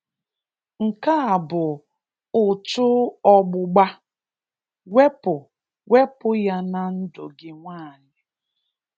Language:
Igbo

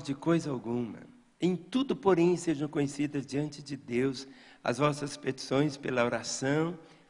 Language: Portuguese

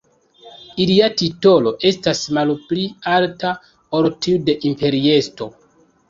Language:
Esperanto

